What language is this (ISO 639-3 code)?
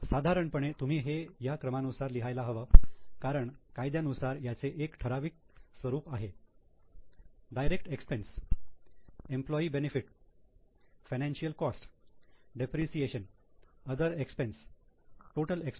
mar